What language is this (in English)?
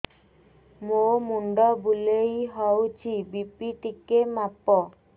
Odia